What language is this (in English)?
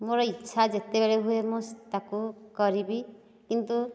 Odia